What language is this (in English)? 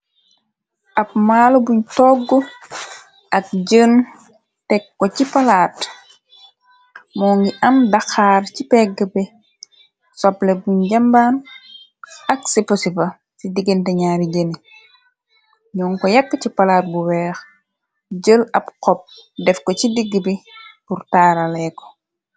Wolof